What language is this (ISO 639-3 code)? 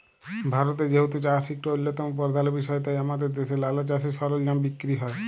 ben